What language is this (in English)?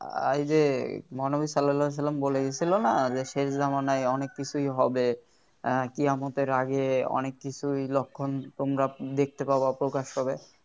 Bangla